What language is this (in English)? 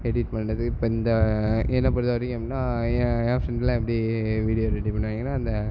Tamil